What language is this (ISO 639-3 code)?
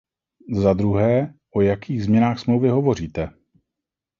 ces